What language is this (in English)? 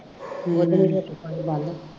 Punjabi